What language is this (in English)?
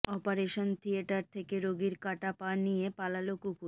Bangla